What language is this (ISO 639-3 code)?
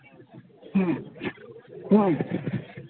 sat